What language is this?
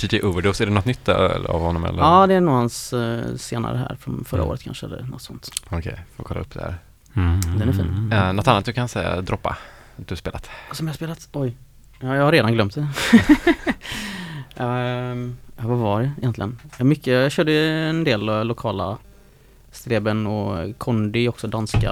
Swedish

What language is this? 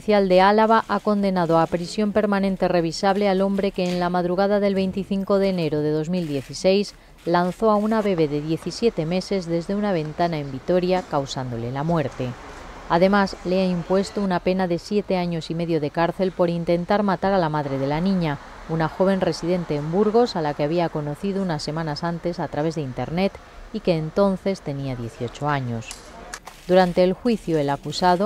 Spanish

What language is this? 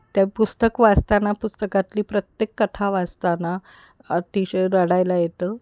Marathi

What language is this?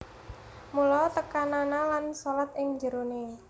Javanese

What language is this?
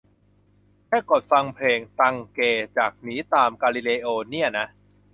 Thai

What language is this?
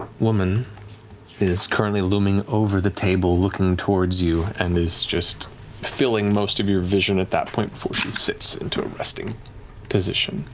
English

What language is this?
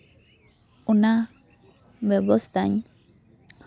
Santali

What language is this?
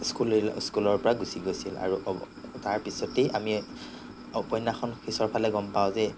Assamese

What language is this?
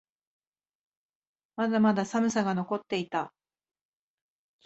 Japanese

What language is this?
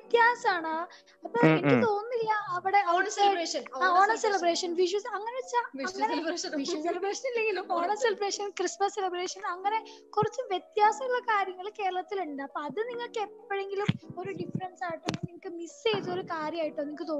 Malayalam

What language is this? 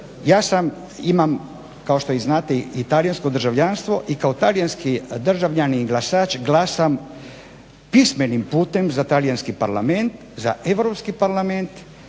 Croatian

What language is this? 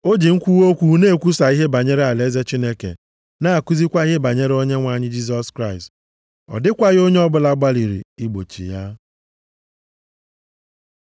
Igbo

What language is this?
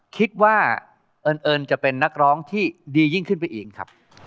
Thai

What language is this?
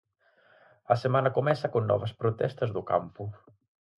Galician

